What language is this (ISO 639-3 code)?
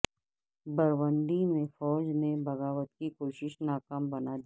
urd